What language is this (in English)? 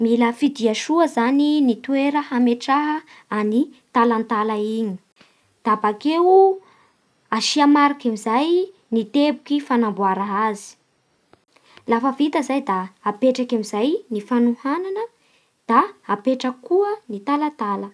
Bara Malagasy